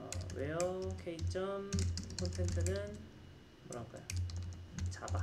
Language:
Korean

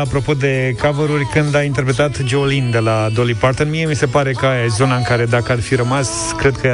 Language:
Romanian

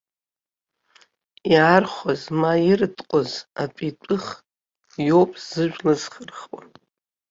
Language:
Abkhazian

